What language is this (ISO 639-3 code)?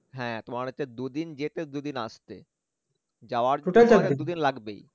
ben